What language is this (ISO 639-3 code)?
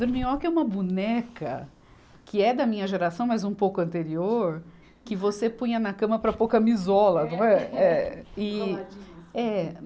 por